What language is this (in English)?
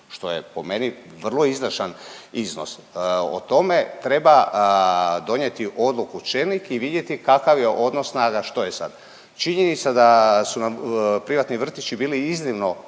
Croatian